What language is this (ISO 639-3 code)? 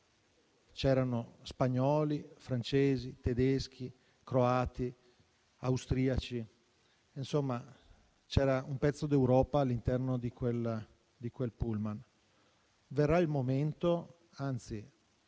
ita